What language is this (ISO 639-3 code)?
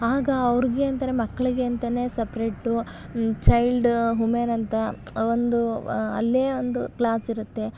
kan